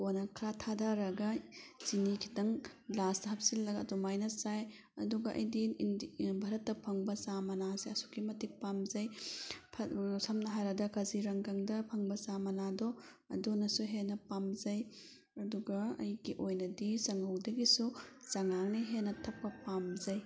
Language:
Manipuri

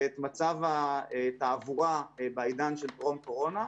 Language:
Hebrew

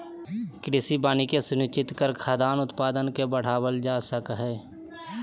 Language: Magahi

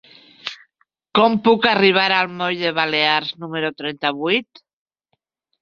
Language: Catalan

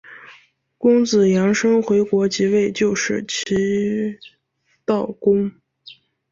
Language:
Chinese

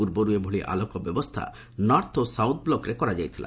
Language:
Odia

